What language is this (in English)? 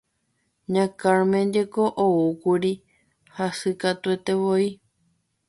Guarani